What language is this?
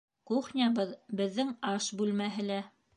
Bashkir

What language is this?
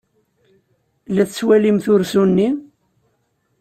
Kabyle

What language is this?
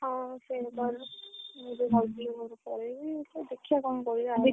Odia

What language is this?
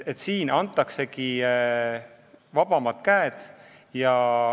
Estonian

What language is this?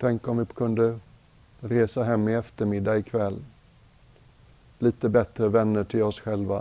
Swedish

